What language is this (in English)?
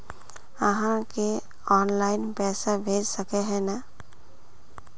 Magahi